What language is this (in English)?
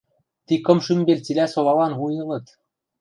Western Mari